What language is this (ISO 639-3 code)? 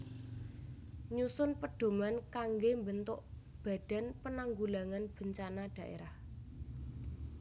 jav